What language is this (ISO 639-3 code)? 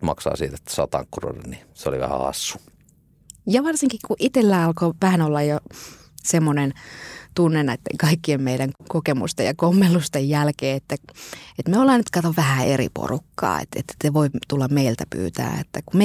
fin